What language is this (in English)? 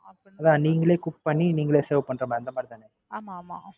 Tamil